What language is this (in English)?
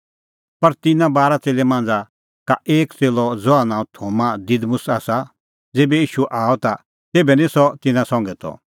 Kullu Pahari